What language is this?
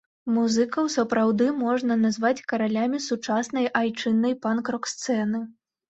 Belarusian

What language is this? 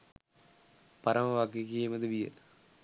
Sinhala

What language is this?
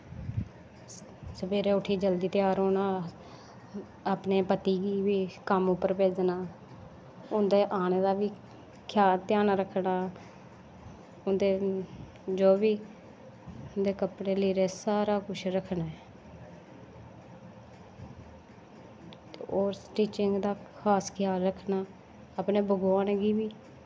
Dogri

